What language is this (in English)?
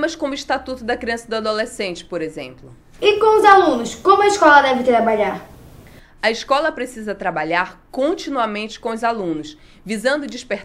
Portuguese